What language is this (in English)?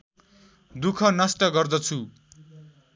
Nepali